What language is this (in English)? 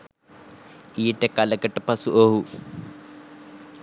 Sinhala